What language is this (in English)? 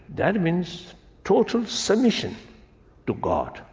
English